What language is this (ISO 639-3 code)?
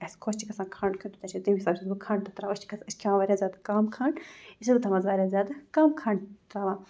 kas